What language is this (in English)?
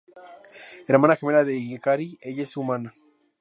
Spanish